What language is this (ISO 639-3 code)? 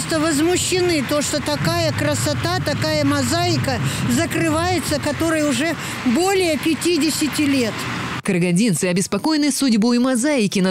rus